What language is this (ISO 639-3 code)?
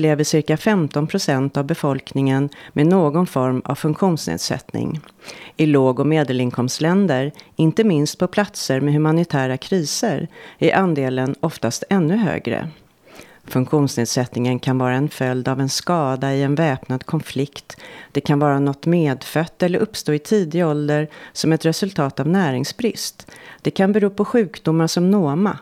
swe